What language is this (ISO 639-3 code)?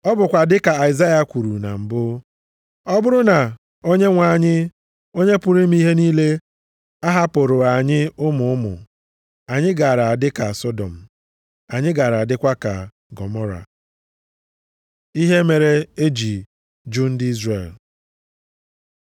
ibo